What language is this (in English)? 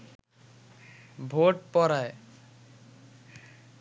Bangla